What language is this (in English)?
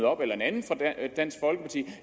Danish